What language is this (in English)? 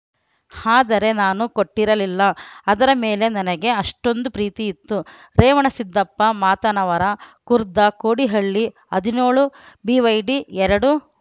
Kannada